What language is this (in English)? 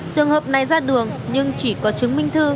Vietnamese